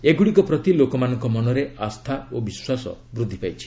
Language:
Odia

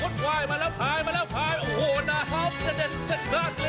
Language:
Thai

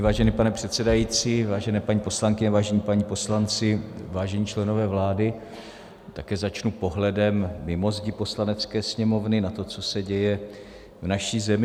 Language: Czech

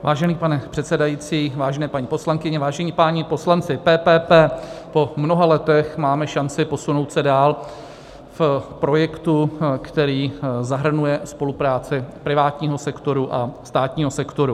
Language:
Czech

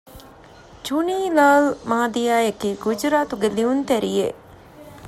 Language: Divehi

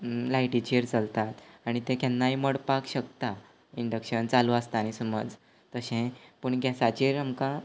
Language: Konkani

